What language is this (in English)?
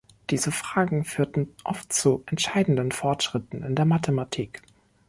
German